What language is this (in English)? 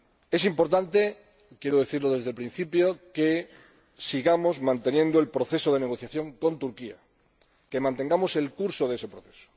Spanish